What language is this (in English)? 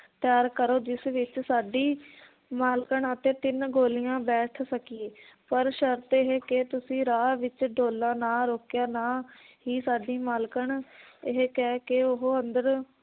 Punjabi